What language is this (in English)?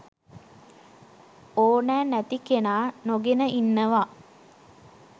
Sinhala